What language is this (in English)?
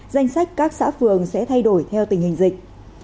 Vietnamese